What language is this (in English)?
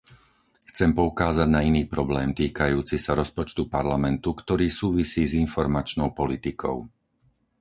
Slovak